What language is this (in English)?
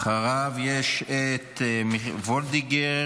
Hebrew